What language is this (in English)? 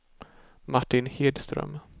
Swedish